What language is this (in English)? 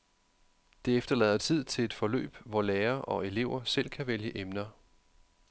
Danish